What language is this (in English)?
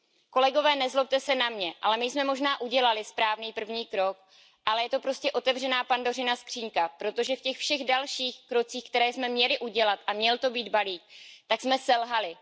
Czech